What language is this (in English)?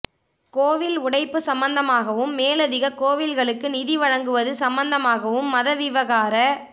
Tamil